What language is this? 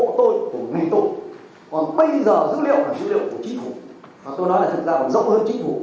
Vietnamese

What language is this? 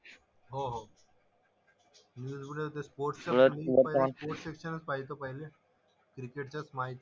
Marathi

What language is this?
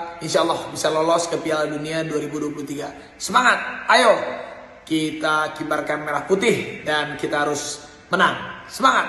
Indonesian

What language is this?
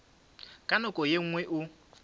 Northern Sotho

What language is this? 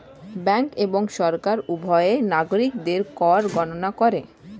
Bangla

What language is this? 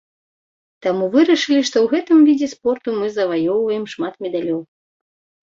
Belarusian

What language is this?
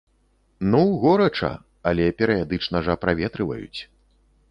Belarusian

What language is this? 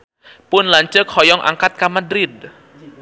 Sundanese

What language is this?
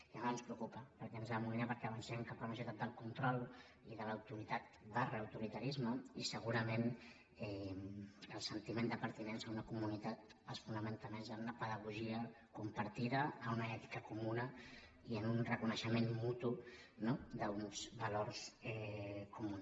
Catalan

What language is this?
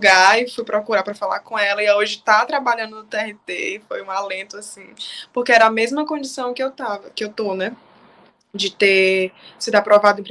Portuguese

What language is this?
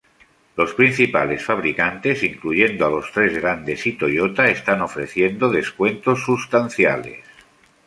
Spanish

